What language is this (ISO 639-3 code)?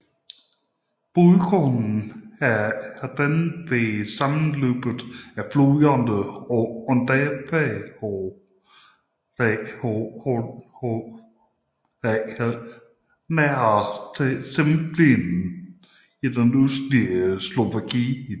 dan